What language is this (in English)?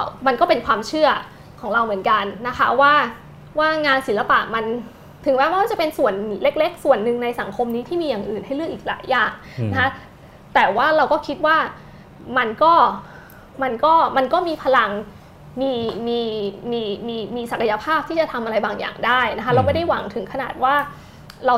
Thai